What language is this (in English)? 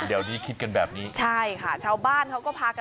Thai